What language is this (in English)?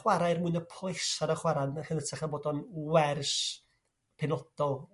Welsh